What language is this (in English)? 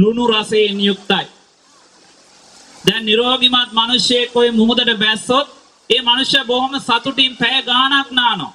Thai